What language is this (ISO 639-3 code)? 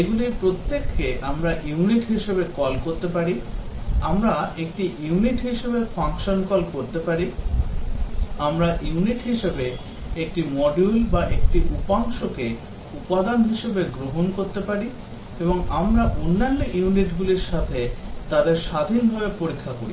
ben